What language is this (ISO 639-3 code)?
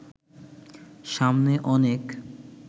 ben